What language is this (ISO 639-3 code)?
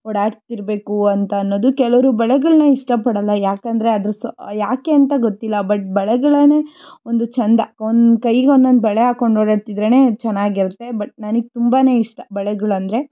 kan